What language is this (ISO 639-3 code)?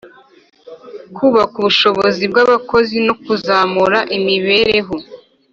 kin